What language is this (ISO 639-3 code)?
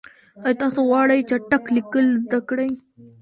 pus